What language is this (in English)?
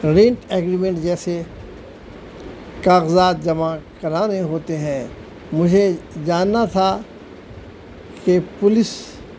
Urdu